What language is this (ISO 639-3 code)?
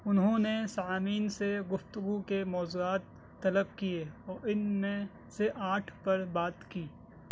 urd